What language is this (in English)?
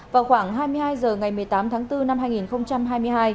Vietnamese